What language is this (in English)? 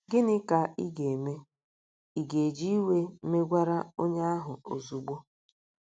Igbo